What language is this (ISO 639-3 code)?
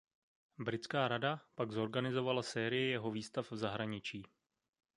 ces